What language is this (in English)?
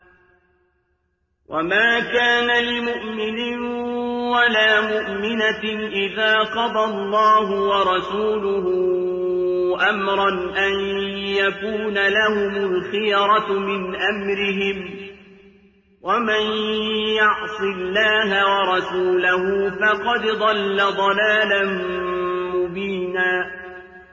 Arabic